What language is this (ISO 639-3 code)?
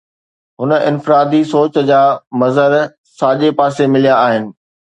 snd